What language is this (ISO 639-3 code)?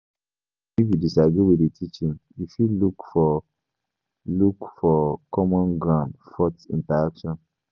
pcm